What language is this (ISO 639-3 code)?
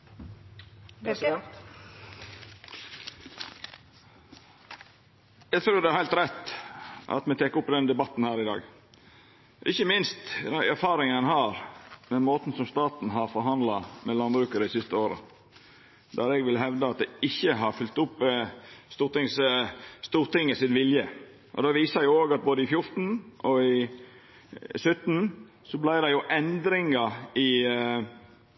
nor